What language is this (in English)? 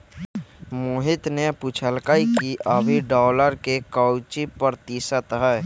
Magahi